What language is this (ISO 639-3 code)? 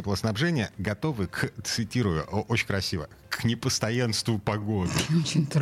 rus